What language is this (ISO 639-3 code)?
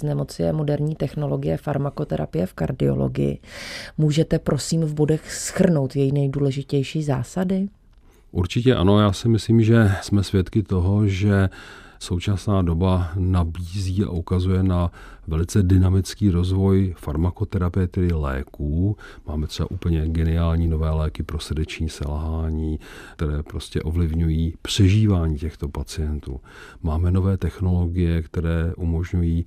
ces